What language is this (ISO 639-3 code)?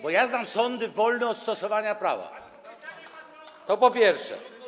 pol